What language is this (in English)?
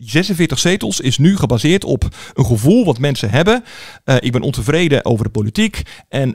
Dutch